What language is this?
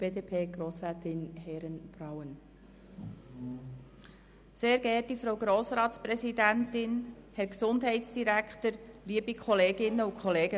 Swiss German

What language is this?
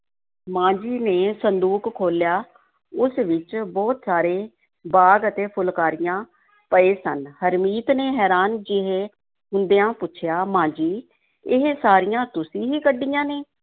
Punjabi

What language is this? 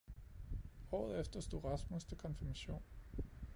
Danish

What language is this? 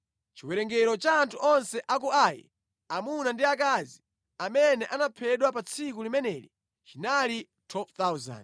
Nyanja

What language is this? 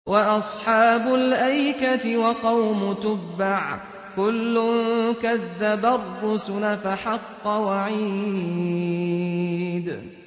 Arabic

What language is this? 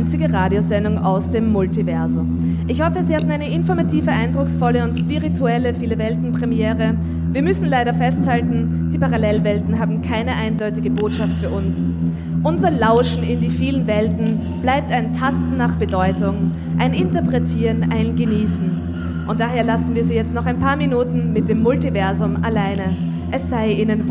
German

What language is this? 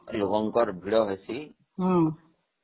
Odia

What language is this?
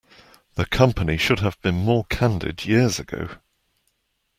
English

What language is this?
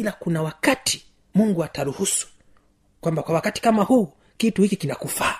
Swahili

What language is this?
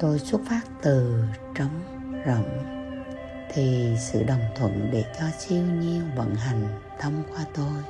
Vietnamese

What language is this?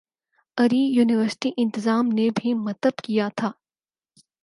Urdu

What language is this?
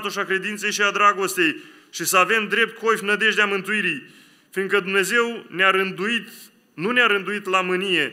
Romanian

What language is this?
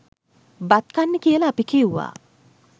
Sinhala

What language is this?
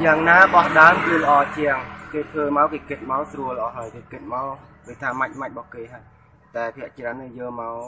Thai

